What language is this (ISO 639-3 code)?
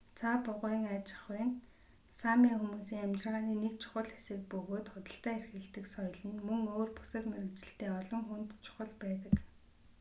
mon